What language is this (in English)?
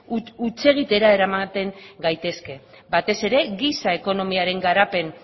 Basque